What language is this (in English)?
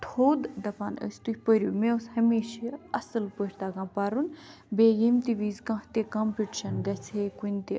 Kashmiri